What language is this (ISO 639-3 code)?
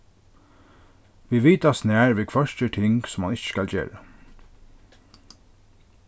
fao